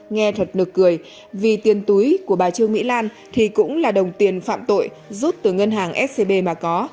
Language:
Vietnamese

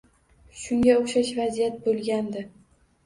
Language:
Uzbek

